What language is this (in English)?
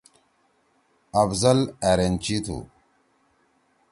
Torwali